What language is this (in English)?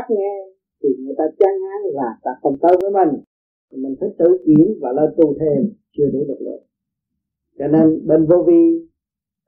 Vietnamese